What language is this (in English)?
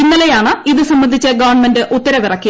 Malayalam